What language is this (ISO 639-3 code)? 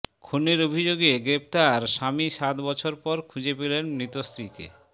ben